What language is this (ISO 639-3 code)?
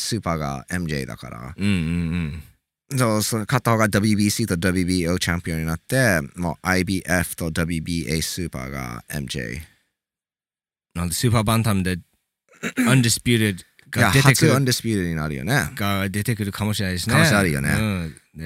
jpn